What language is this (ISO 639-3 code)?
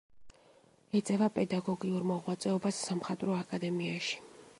kat